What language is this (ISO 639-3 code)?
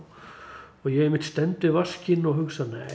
isl